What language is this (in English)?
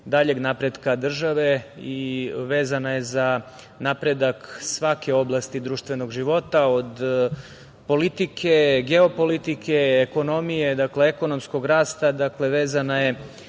Serbian